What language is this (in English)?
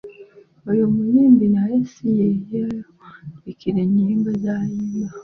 Ganda